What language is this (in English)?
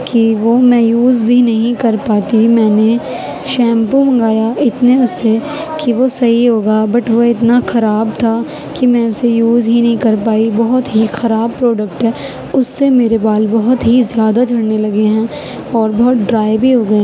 Urdu